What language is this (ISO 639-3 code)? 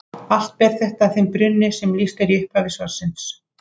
isl